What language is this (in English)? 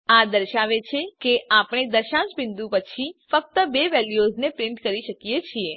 Gujarati